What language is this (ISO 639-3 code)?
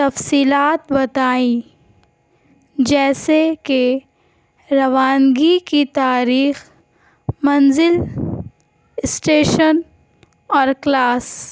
urd